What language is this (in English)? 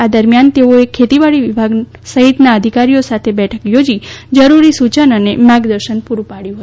Gujarati